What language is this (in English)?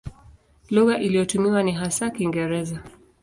Swahili